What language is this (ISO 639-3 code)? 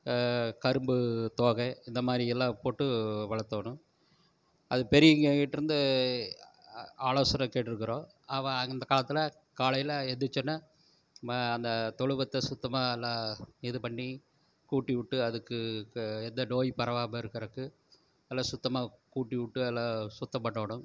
tam